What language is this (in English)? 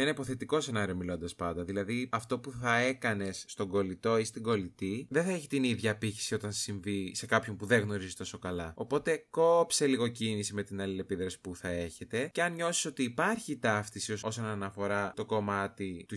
Greek